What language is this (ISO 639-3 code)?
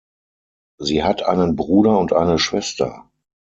deu